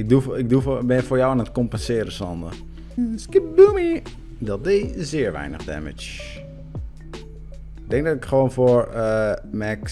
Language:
Dutch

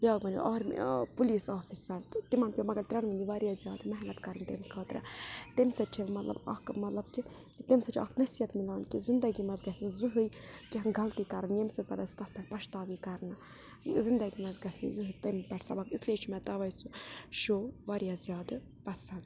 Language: Kashmiri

